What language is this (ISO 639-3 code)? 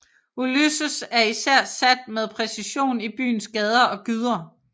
dan